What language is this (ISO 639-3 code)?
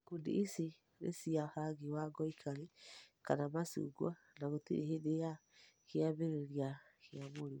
kik